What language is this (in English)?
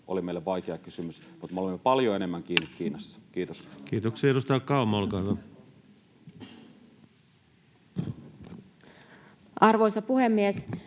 Finnish